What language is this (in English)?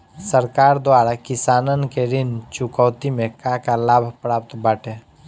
Bhojpuri